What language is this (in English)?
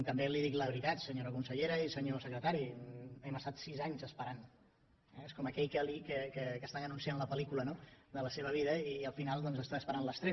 Catalan